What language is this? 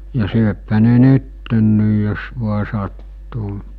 Finnish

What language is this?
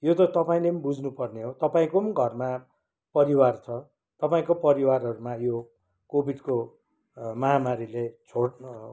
Nepali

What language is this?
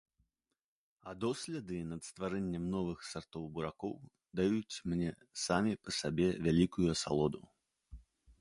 Belarusian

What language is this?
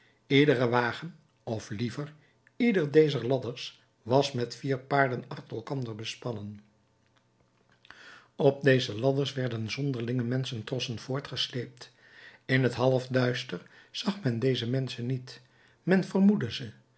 Dutch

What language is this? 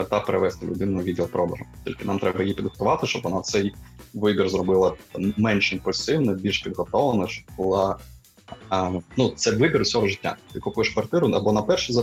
Ukrainian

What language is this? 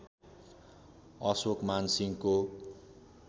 Nepali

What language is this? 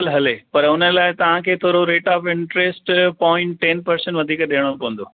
Sindhi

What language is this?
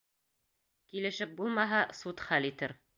Bashkir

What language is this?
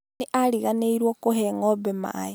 Kikuyu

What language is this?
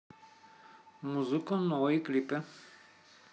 Russian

